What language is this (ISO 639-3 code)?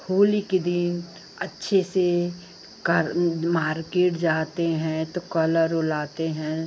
hin